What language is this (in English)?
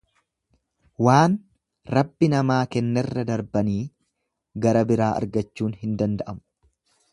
Oromo